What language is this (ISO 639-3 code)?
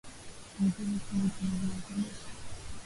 swa